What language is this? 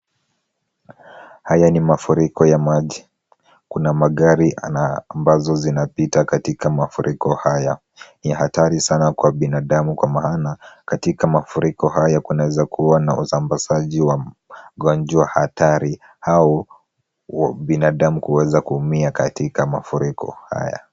Swahili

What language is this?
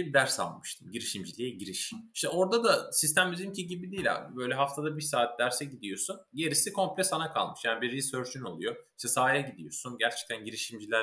Turkish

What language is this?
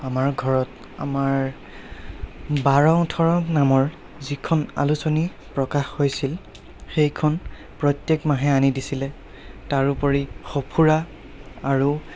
Assamese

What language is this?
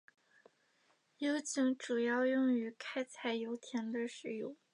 Chinese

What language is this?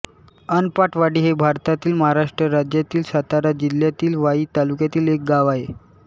Marathi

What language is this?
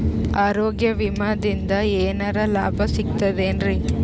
Kannada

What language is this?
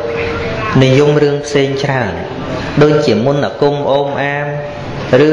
Vietnamese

